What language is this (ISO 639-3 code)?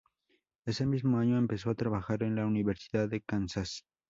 spa